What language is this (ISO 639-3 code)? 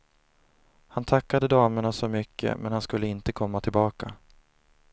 swe